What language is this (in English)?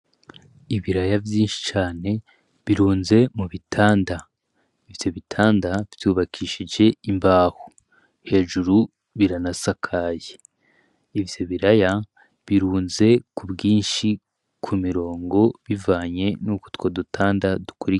Rundi